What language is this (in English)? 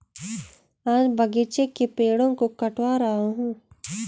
Hindi